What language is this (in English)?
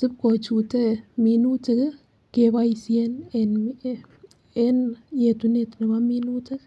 Kalenjin